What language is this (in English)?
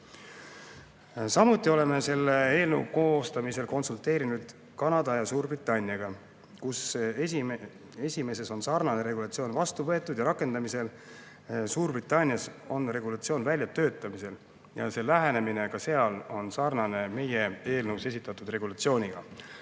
Estonian